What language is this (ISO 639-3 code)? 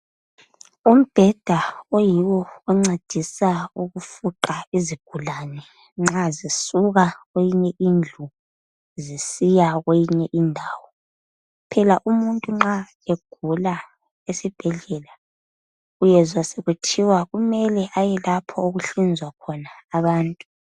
nde